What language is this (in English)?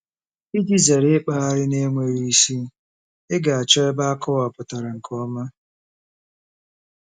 Igbo